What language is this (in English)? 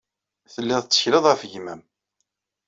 Kabyle